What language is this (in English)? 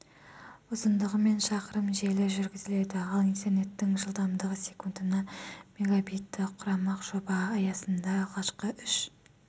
Kazakh